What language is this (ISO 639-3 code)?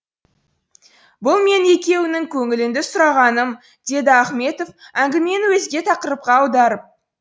kaz